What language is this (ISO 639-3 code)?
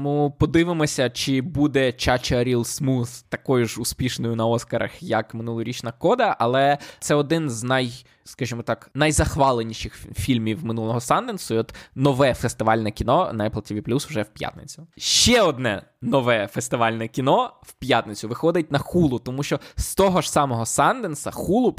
ukr